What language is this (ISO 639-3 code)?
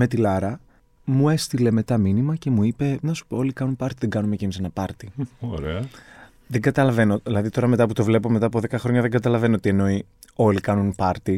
ell